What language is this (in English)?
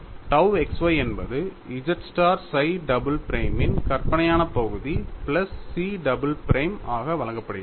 Tamil